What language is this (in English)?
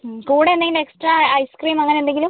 Malayalam